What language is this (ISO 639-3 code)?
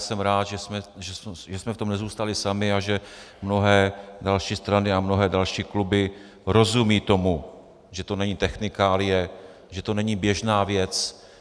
ces